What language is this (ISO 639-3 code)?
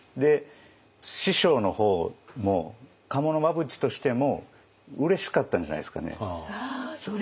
jpn